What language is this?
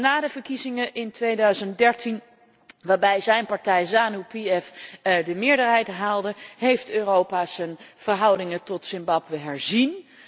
Dutch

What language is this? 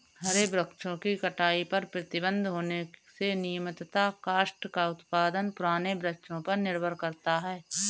Hindi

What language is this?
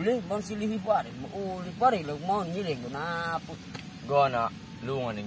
Indonesian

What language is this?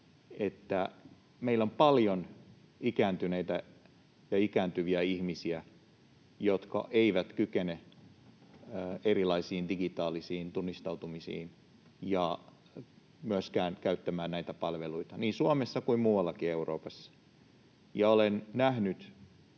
Finnish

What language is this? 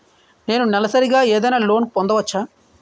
Telugu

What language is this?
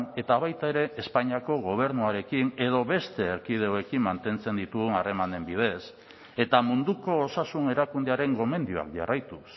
Basque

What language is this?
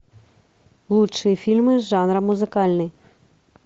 Russian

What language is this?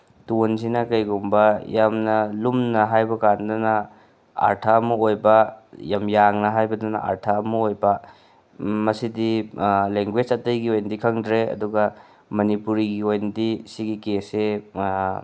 Manipuri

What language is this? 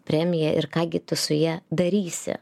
Lithuanian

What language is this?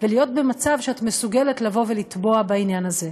Hebrew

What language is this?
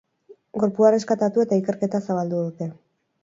Basque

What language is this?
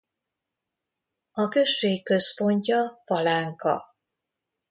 Hungarian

